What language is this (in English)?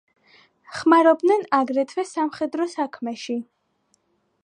Georgian